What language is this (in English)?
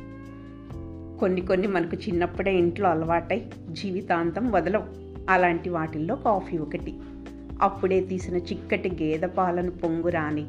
Telugu